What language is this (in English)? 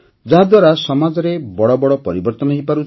Odia